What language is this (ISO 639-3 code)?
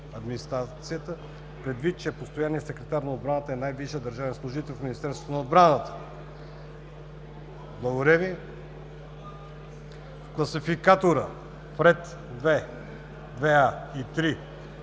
bul